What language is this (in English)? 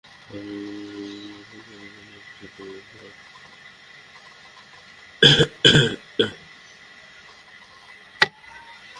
Bangla